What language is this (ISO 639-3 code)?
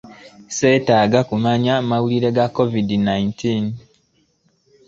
lug